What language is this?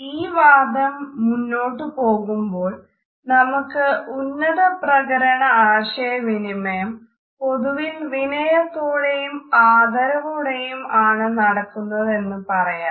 Malayalam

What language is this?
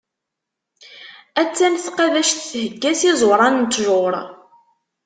Kabyle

